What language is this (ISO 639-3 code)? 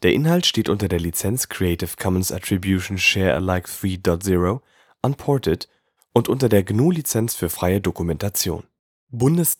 deu